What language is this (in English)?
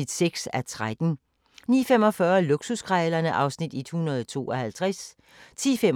Danish